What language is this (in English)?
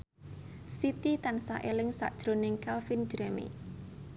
Javanese